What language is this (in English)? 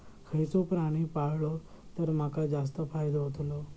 Marathi